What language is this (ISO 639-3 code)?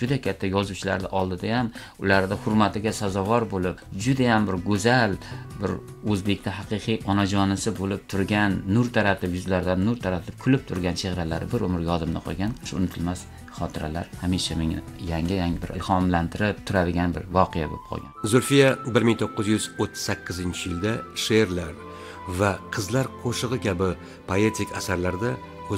tur